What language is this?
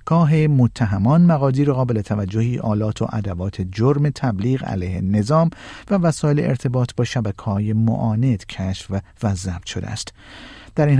Persian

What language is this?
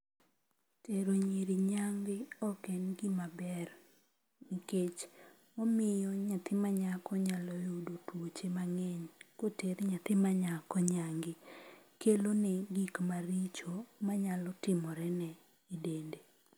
Luo (Kenya and Tanzania)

